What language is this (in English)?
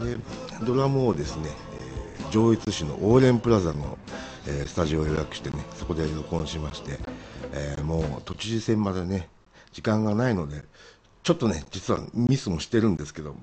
Japanese